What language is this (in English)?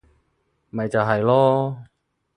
Cantonese